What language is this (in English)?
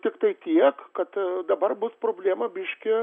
Lithuanian